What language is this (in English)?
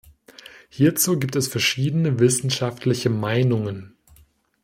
German